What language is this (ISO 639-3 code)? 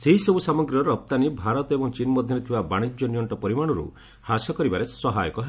ori